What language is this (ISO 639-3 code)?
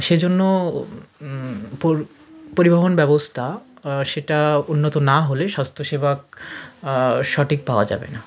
ben